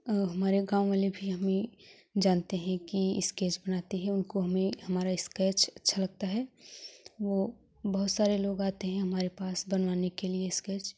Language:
Hindi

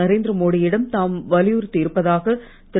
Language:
Tamil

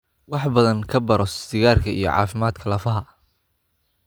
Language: Somali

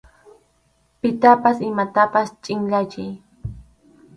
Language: Arequipa-La Unión Quechua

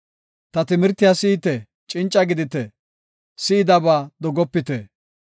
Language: Gofa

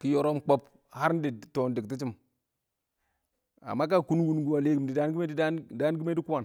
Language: Awak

